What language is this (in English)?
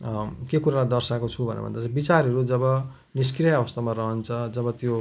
Nepali